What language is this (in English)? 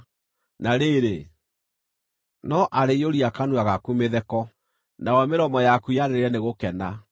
Kikuyu